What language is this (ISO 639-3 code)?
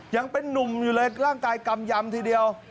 tha